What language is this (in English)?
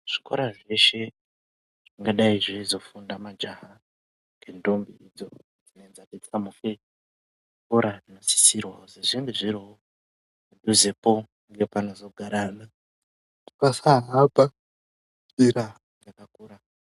Ndau